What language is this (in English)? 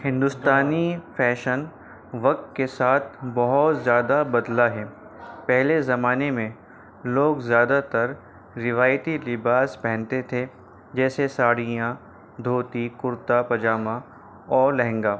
Urdu